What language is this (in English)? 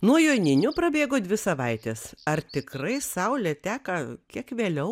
Lithuanian